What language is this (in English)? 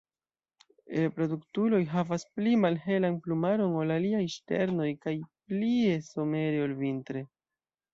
Esperanto